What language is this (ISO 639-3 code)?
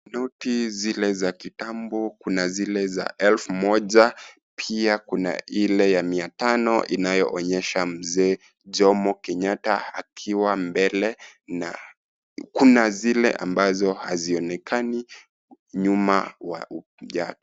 swa